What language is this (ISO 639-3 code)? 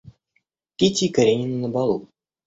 rus